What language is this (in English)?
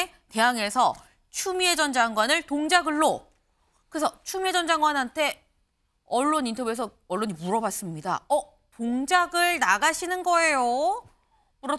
Korean